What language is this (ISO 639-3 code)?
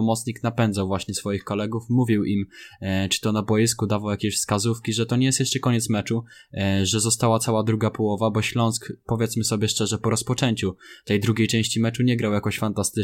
pol